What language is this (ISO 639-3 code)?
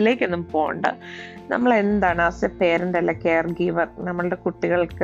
mal